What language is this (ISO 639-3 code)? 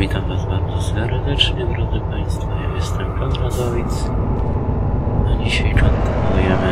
pol